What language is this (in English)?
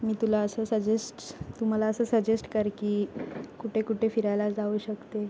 Marathi